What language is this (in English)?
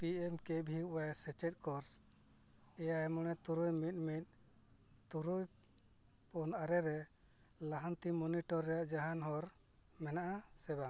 Santali